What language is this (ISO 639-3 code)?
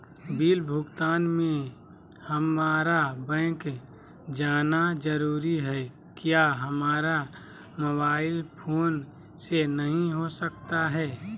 mag